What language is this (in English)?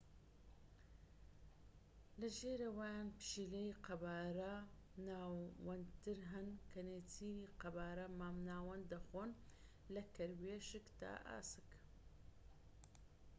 Central Kurdish